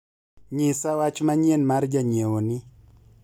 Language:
Luo (Kenya and Tanzania)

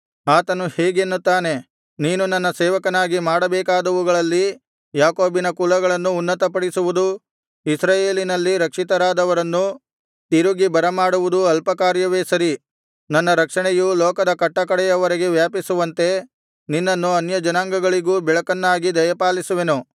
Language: Kannada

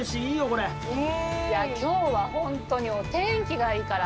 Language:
Japanese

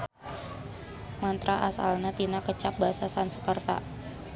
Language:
Sundanese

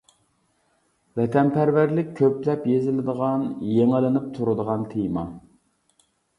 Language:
Uyghur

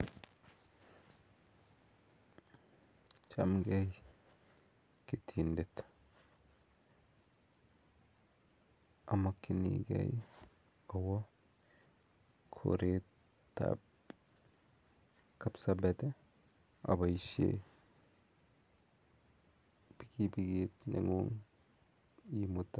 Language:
Kalenjin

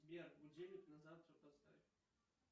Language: Russian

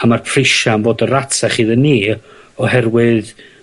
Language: Welsh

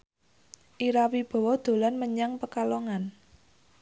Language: Javanese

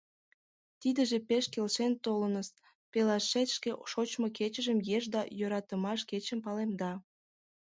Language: Mari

